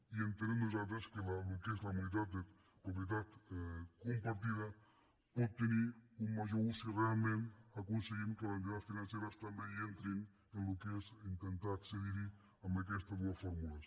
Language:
Catalan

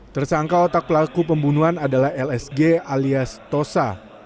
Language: Indonesian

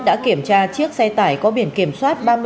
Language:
Vietnamese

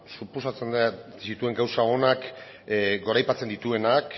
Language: Basque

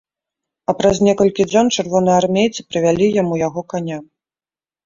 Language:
Belarusian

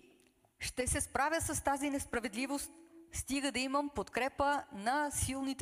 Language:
Bulgarian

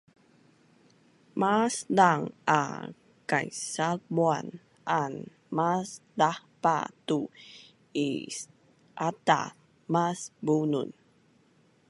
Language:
Bunun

